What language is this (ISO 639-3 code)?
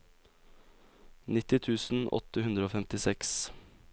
nor